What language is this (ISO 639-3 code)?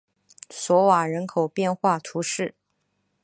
zho